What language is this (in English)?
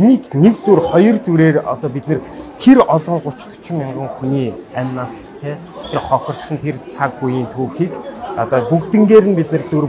Turkish